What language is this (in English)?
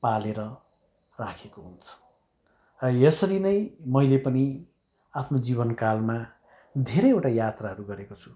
Nepali